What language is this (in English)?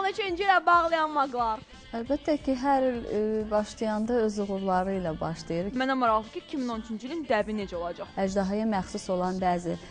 Turkish